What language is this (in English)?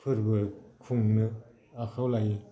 Bodo